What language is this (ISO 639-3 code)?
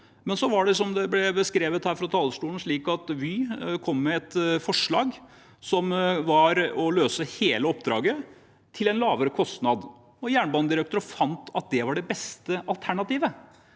nor